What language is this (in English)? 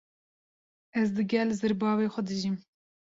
Kurdish